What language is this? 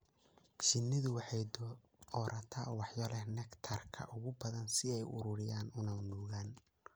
Somali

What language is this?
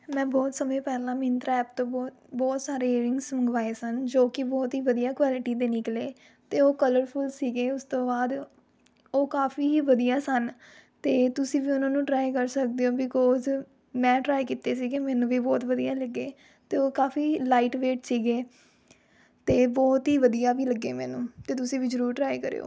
Punjabi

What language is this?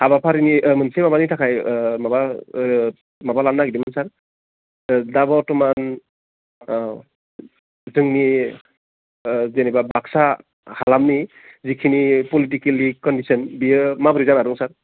Bodo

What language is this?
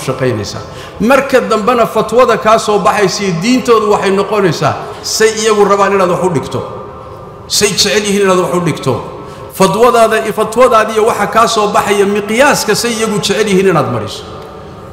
Arabic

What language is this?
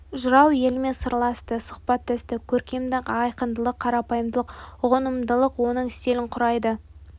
Kazakh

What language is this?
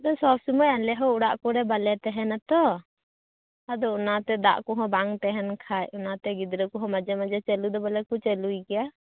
Santali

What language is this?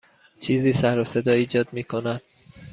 Persian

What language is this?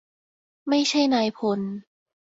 Thai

